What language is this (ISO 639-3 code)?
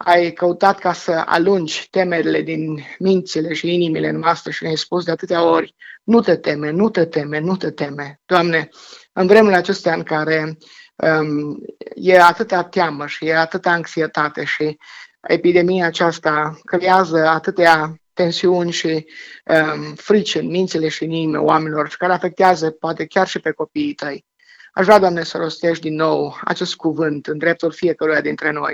ron